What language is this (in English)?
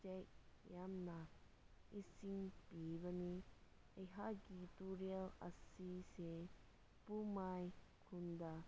Manipuri